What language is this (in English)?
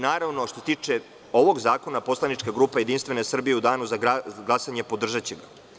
Serbian